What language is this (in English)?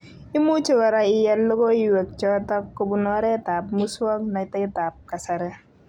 Kalenjin